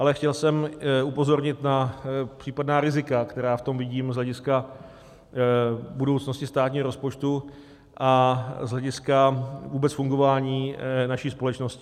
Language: Czech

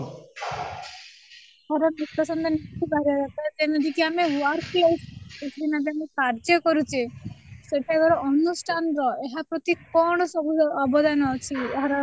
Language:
Odia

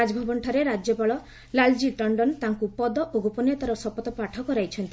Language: Odia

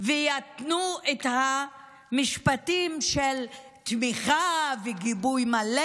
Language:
Hebrew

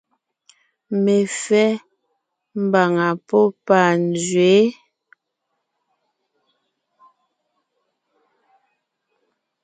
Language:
Ngiemboon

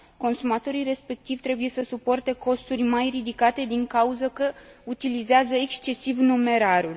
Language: Romanian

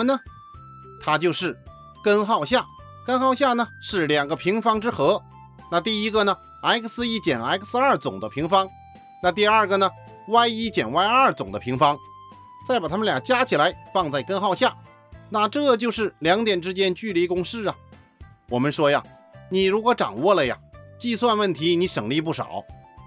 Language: Chinese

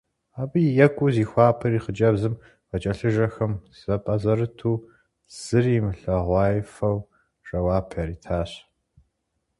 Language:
Kabardian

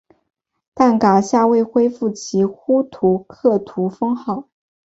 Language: Chinese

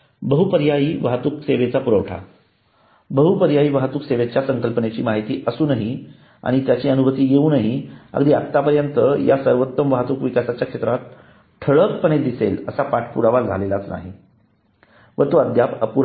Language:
Marathi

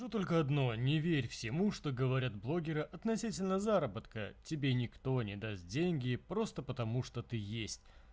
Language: Russian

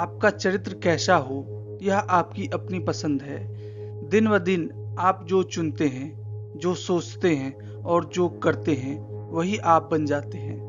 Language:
Hindi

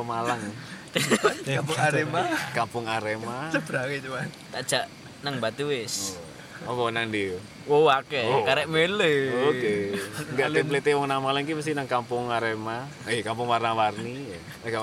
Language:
Indonesian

